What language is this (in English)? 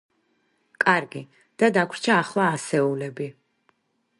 Georgian